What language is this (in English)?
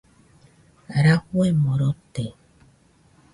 Nüpode Huitoto